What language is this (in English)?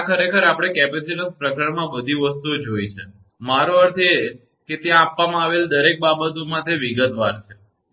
Gujarati